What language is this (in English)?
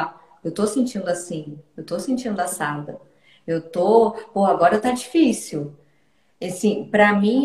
Portuguese